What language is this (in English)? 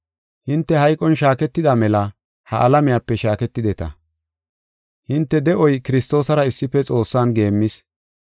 Gofa